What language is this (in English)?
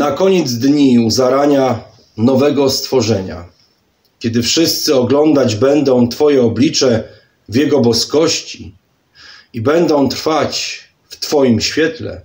Polish